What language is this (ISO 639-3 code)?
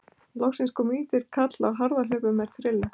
isl